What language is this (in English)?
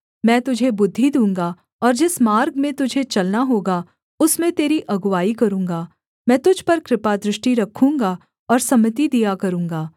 Hindi